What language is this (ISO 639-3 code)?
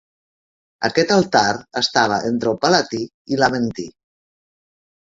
cat